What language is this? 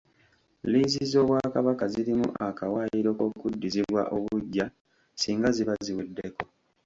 Ganda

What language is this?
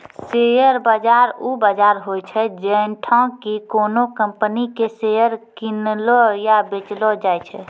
Maithili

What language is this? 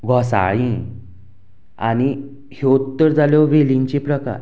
Konkani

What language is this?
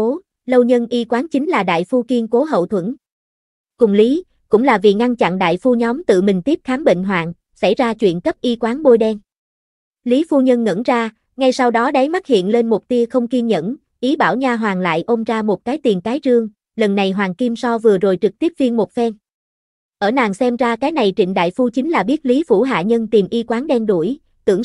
Vietnamese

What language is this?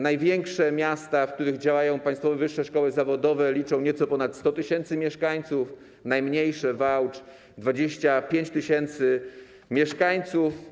Polish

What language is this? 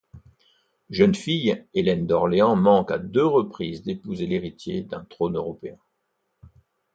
French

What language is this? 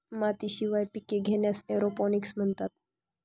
Marathi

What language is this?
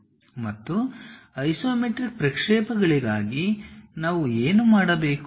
Kannada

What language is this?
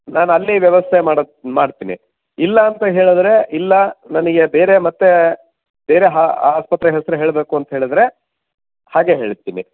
Kannada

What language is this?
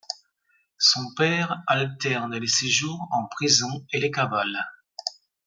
French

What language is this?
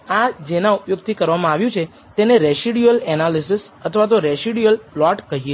Gujarati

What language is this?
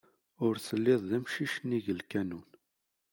Kabyle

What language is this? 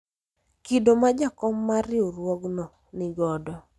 Luo (Kenya and Tanzania)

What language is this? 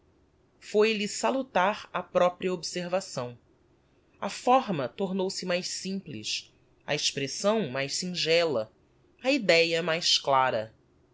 Portuguese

